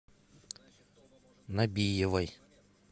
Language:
Russian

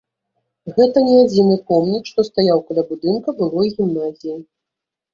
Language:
Belarusian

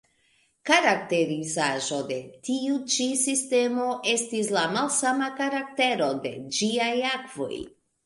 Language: Esperanto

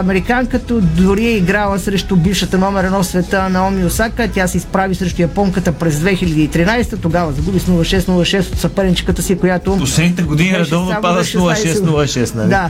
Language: Bulgarian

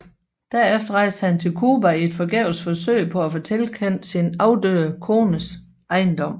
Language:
Danish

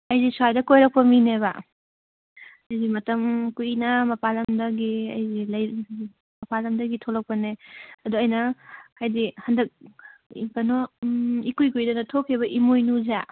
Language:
Manipuri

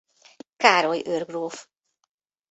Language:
Hungarian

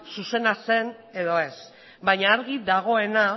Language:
Basque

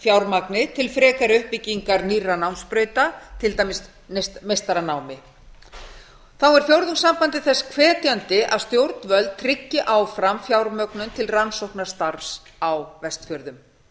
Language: Icelandic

